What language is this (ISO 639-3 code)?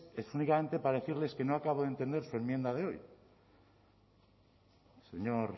spa